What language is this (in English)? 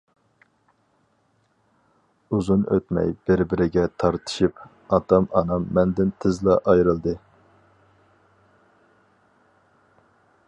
Uyghur